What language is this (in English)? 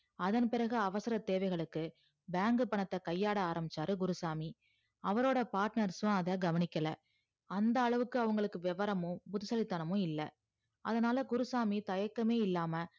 Tamil